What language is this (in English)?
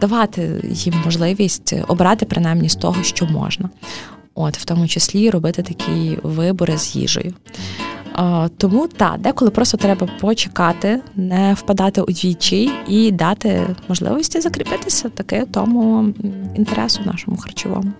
Ukrainian